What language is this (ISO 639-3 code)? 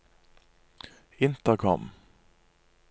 nor